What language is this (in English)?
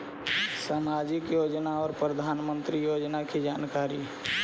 Magahi